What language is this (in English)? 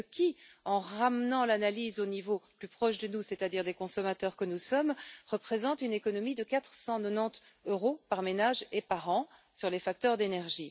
French